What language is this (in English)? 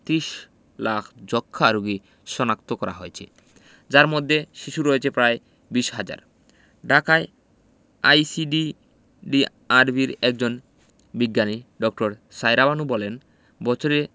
Bangla